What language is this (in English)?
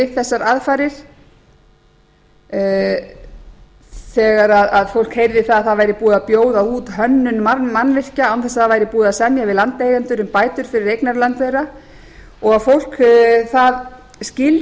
Icelandic